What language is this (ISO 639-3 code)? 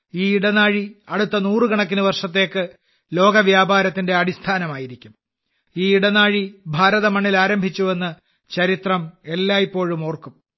mal